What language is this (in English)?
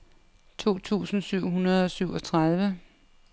Danish